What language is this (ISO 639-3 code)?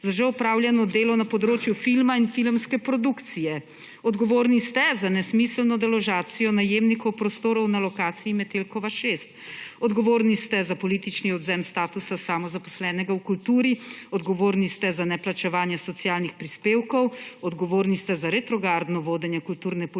slv